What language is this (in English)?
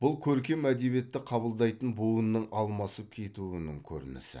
Kazakh